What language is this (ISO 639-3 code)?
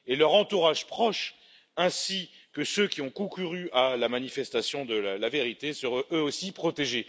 fra